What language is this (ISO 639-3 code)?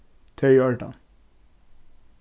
fao